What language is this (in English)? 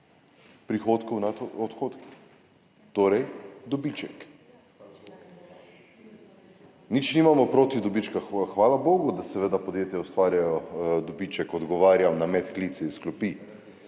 Slovenian